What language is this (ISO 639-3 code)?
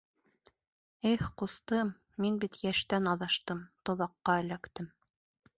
bak